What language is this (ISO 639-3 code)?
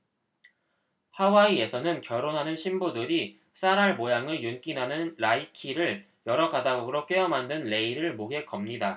kor